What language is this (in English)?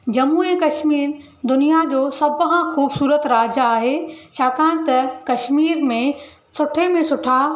Sindhi